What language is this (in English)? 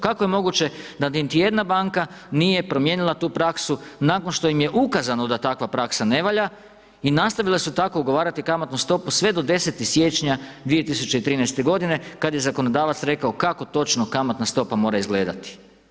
Croatian